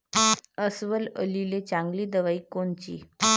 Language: Marathi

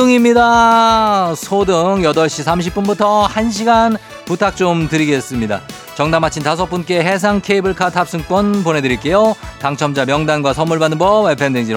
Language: Korean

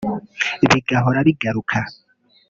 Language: Kinyarwanda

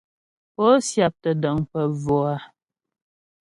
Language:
Ghomala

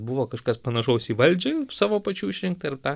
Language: Lithuanian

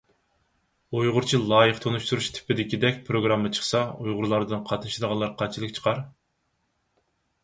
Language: Uyghur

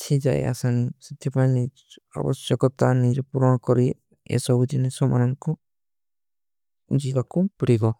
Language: Kui (India)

